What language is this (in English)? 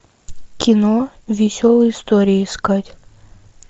Russian